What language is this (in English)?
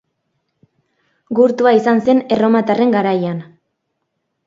Basque